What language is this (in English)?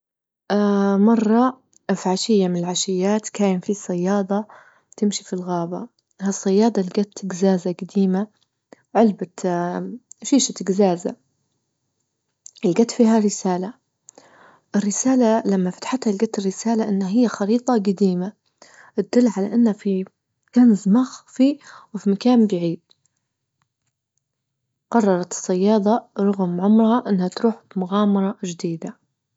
Libyan Arabic